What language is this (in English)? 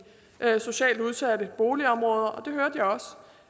Danish